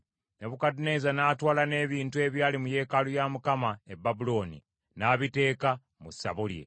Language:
Ganda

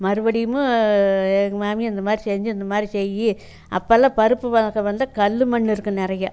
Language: Tamil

